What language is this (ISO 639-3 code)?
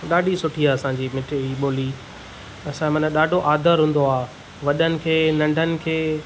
snd